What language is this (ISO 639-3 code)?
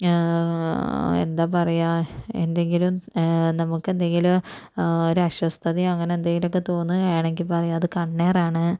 mal